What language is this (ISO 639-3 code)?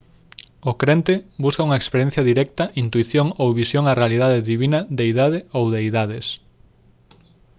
glg